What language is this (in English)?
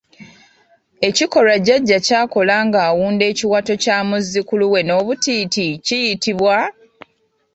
Ganda